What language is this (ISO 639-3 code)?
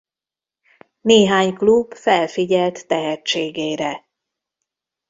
hun